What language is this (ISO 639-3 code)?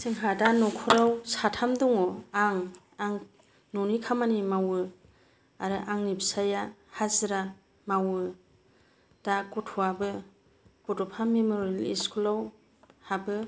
brx